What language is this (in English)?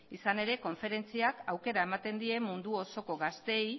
Basque